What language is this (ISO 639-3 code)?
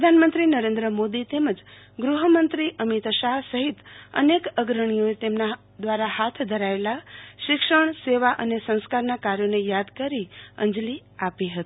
guj